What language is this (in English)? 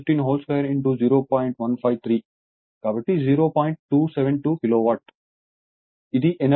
Telugu